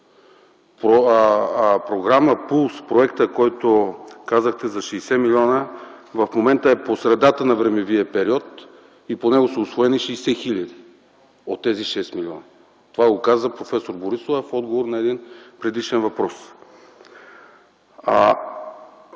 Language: Bulgarian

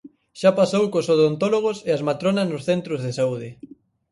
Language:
Galician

